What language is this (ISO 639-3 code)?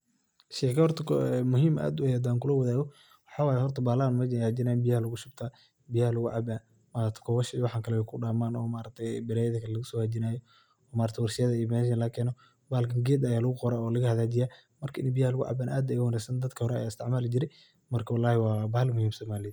som